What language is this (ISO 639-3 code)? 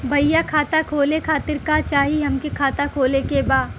bho